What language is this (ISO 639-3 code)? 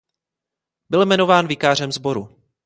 ces